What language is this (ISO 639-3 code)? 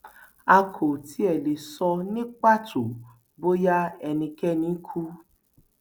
yor